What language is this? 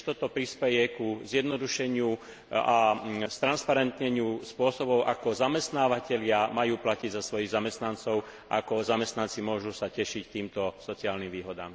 Slovak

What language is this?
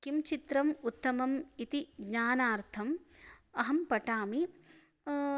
Sanskrit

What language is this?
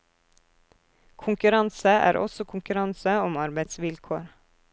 Norwegian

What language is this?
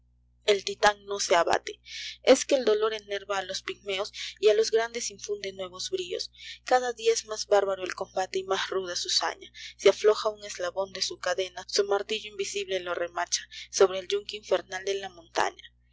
Spanish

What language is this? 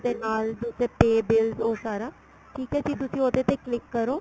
Punjabi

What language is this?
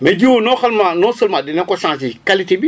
Wolof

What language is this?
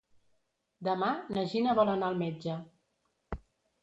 Catalan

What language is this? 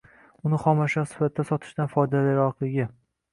Uzbek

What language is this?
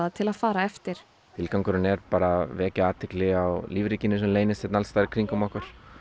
Icelandic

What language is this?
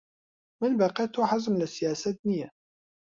Central Kurdish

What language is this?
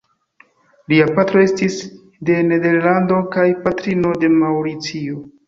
Esperanto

